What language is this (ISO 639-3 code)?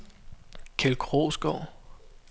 dan